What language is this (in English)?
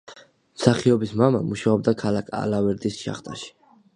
Georgian